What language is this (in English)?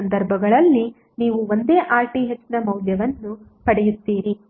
Kannada